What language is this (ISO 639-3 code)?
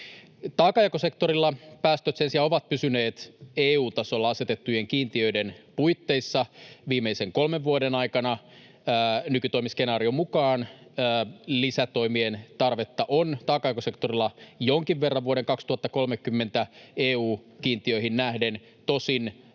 fin